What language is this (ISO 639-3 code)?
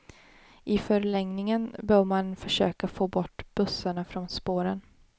swe